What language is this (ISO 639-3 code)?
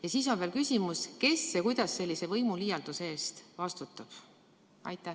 est